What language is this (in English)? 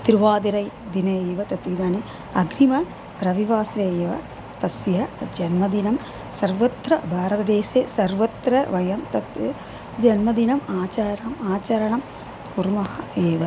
Sanskrit